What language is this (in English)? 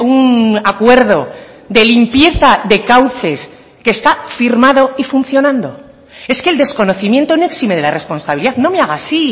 Spanish